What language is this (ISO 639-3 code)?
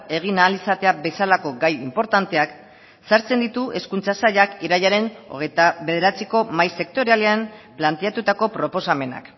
eus